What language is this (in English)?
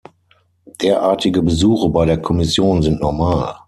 German